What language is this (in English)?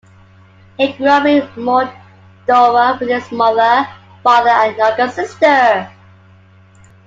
English